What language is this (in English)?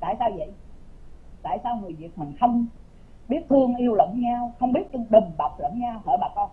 Vietnamese